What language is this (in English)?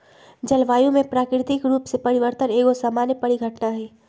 Magahi